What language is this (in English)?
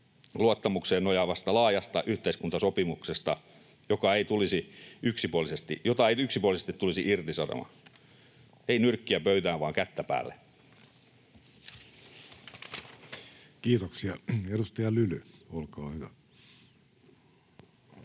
Finnish